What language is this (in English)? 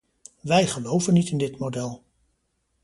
Dutch